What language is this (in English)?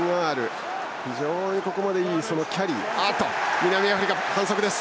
Japanese